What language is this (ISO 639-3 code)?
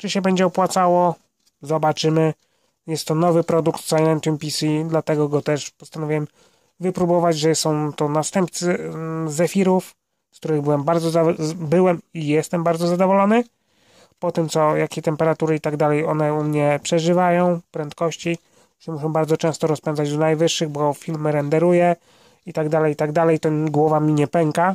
pol